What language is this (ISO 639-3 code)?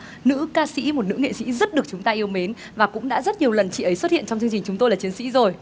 vie